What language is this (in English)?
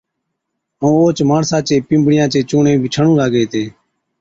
Od